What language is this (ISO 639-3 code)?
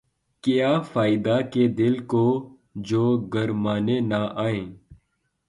urd